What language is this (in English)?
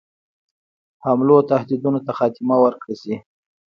Pashto